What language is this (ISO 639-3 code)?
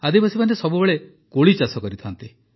ori